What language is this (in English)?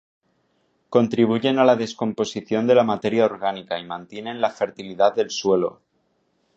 Spanish